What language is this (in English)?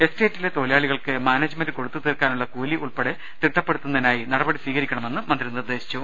Malayalam